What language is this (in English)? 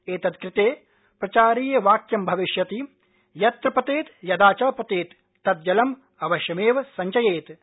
Sanskrit